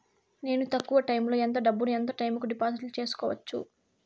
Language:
Telugu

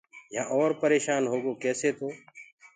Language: Gurgula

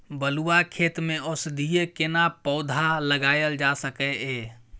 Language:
Maithili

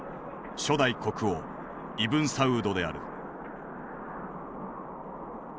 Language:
Japanese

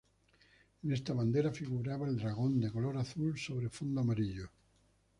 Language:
Spanish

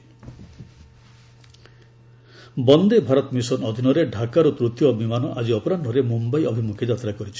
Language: Odia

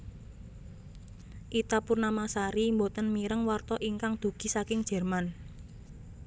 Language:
Javanese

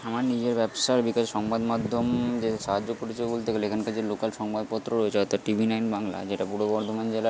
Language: Bangla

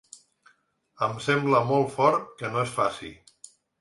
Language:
Catalan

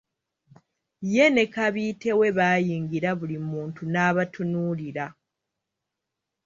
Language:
Ganda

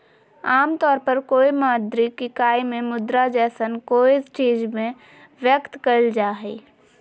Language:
Magahi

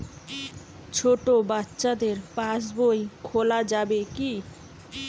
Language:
Bangla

